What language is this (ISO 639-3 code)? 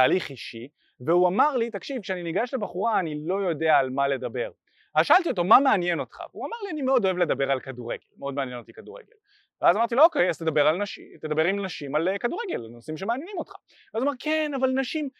heb